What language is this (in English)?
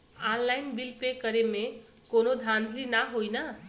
Bhojpuri